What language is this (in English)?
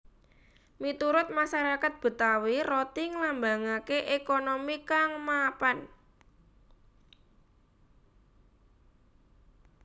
Javanese